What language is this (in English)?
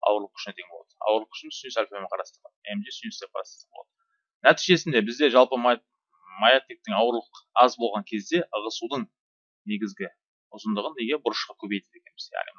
Turkish